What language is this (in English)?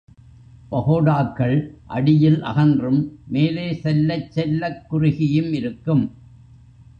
Tamil